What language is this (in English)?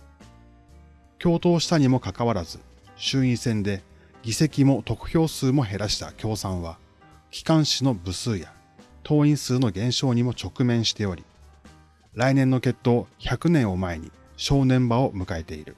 Japanese